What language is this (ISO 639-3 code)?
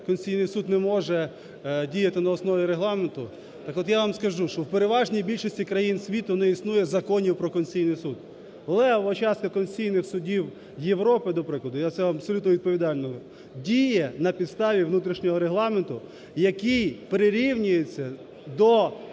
ukr